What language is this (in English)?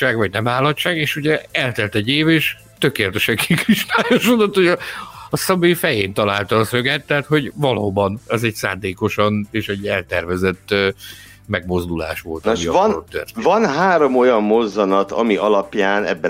Hungarian